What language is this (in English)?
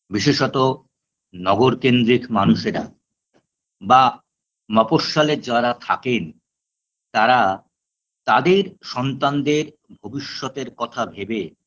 Bangla